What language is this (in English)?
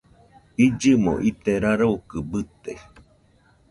Nüpode Huitoto